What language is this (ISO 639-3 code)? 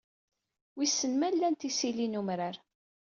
kab